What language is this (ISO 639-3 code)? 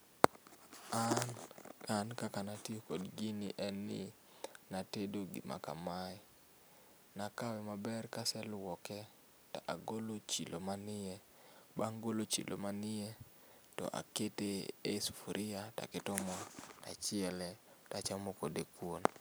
luo